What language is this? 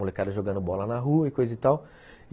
Portuguese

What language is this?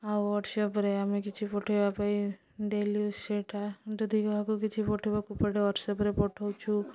Odia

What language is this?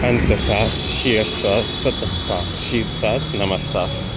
Kashmiri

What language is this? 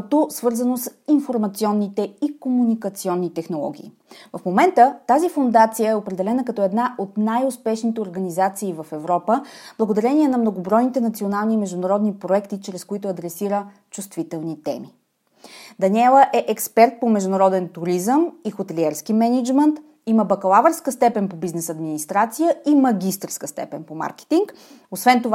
Bulgarian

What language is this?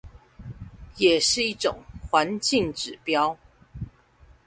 Chinese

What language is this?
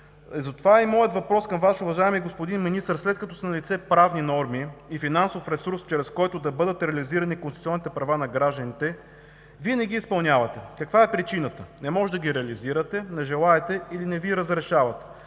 Bulgarian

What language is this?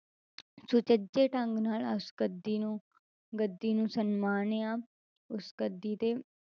Punjabi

